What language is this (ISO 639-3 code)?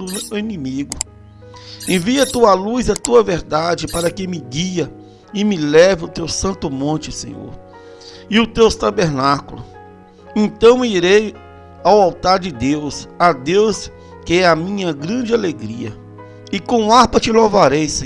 por